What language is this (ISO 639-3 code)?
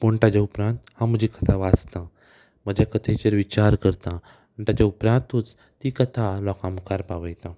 kok